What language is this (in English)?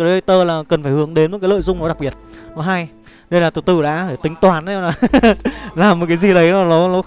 Vietnamese